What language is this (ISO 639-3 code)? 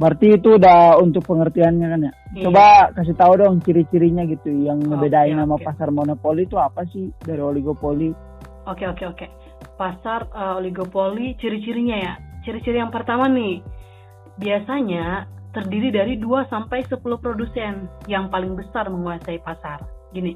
ind